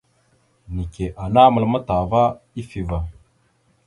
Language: Mada (Cameroon)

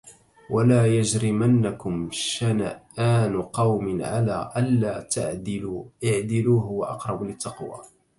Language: Arabic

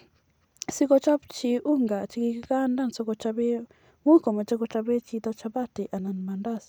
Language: Kalenjin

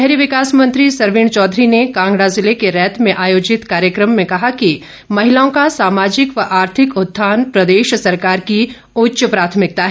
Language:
Hindi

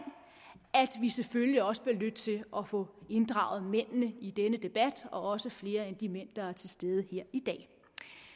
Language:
Danish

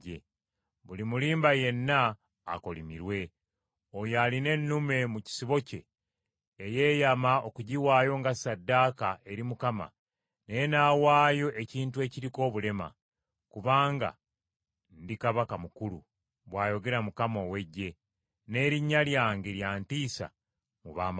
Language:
Ganda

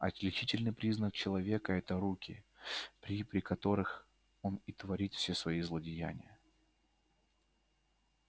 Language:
Russian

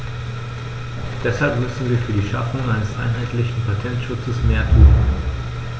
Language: German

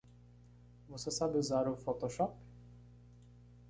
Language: Portuguese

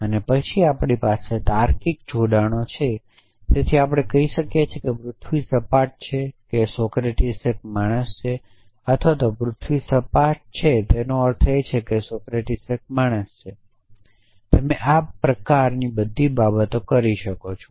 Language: Gujarati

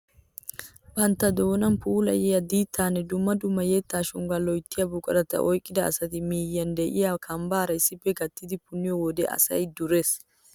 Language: Wolaytta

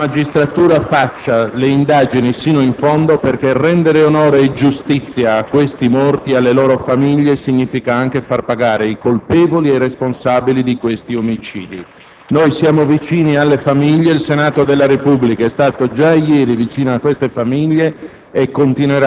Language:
Italian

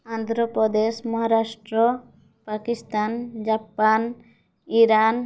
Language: Odia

